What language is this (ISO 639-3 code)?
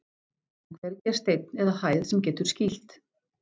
isl